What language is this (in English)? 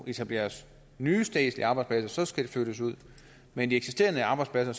Danish